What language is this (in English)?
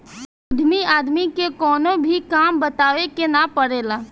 Bhojpuri